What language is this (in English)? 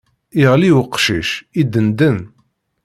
Kabyle